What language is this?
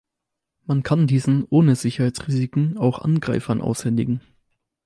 German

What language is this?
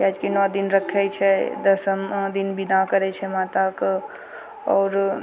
Maithili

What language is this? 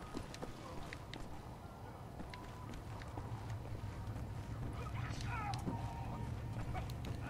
French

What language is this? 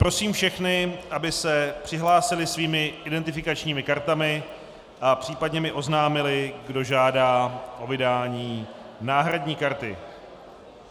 Czech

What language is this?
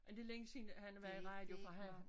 Danish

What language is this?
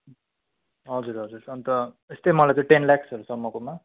Nepali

